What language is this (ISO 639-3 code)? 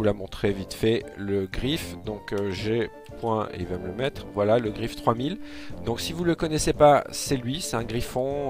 fra